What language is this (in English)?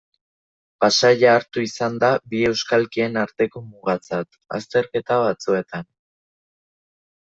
Basque